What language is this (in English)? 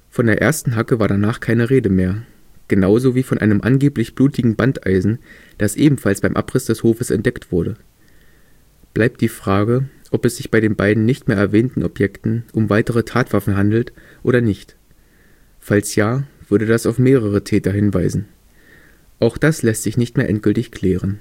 German